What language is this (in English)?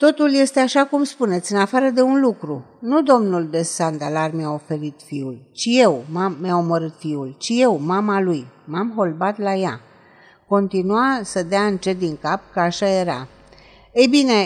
Romanian